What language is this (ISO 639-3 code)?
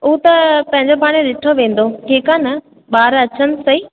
snd